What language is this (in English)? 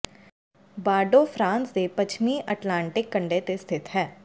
Punjabi